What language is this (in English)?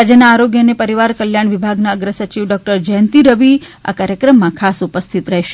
Gujarati